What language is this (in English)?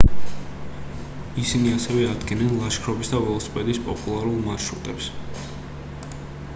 Georgian